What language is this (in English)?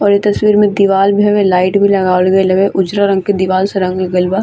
Bhojpuri